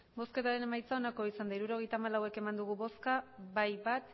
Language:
Basque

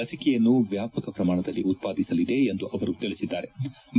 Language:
Kannada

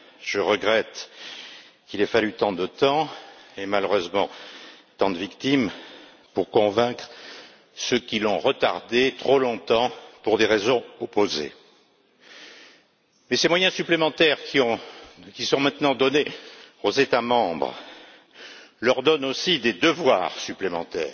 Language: French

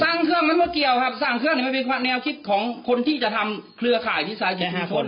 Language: Thai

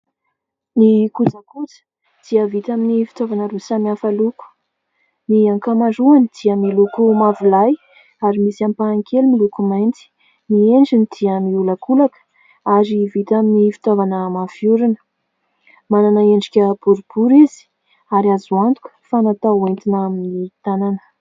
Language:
Malagasy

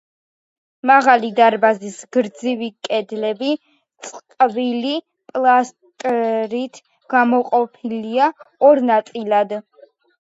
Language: Georgian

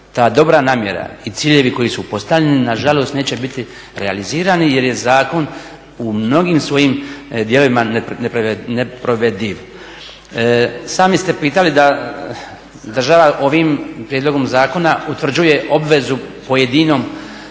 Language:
Croatian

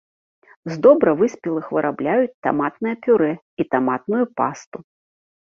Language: Belarusian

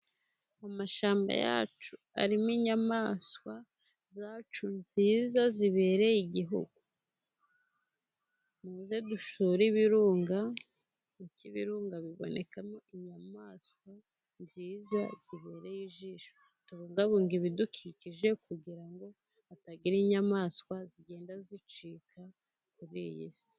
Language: Kinyarwanda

